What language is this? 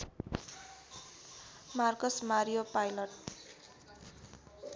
Nepali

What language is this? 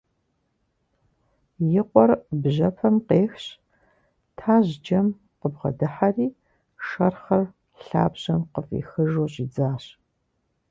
Kabardian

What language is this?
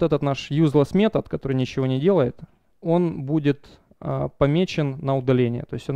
Russian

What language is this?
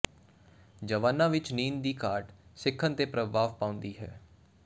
Punjabi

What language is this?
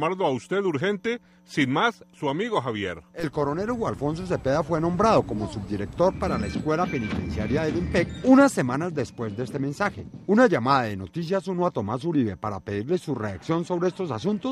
Spanish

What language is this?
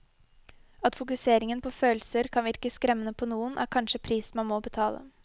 Norwegian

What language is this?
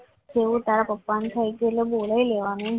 Gujarati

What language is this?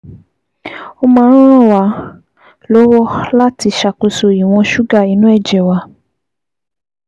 Yoruba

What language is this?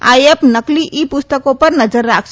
Gujarati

